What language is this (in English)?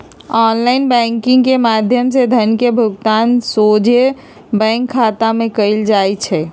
Magahi